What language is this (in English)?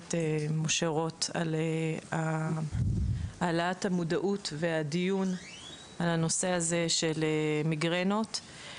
Hebrew